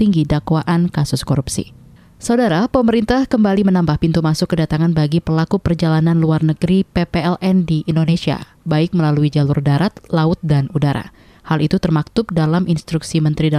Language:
Indonesian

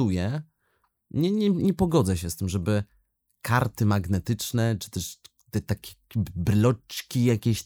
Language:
Polish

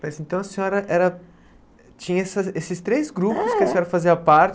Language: Portuguese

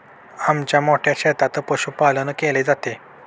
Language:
Marathi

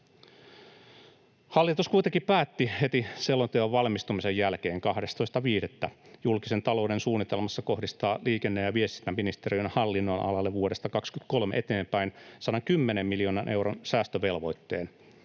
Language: Finnish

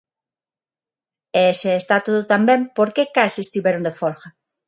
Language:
Galician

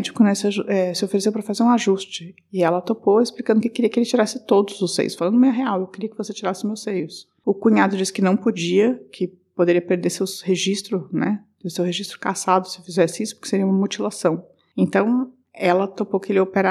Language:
Portuguese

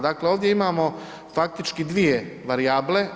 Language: Croatian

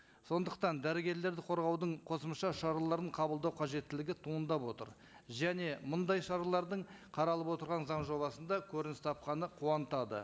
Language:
Kazakh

